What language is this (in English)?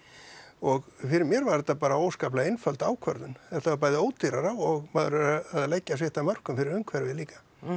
Icelandic